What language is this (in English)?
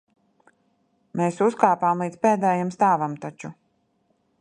Latvian